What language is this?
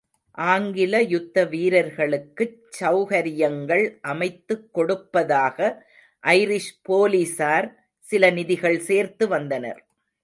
Tamil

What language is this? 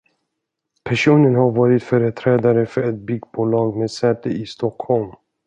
Swedish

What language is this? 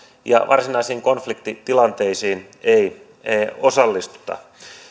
Finnish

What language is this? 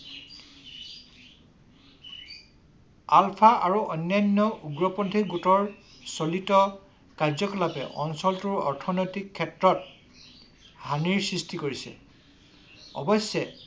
Assamese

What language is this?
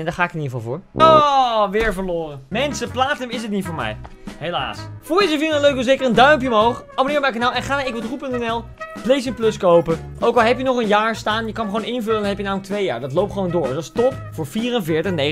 Dutch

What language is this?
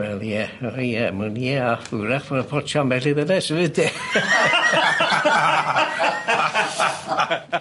Welsh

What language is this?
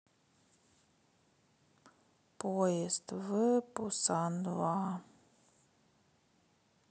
Russian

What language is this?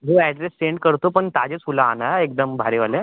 Marathi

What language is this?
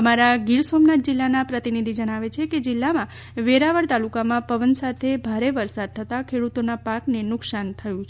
Gujarati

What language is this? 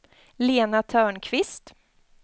Swedish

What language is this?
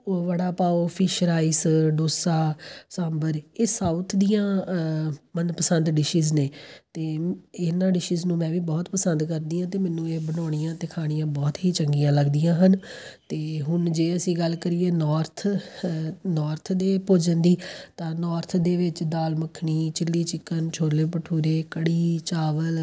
Punjabi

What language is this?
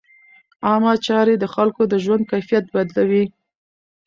Pashto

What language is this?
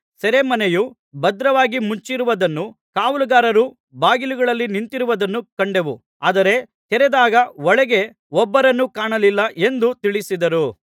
Kannada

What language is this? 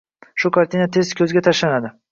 Uzbek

